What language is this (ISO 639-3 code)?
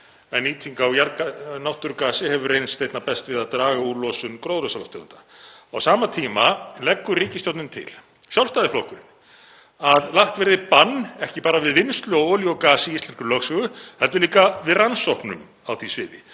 isl